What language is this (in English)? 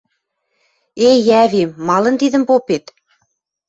Western Mari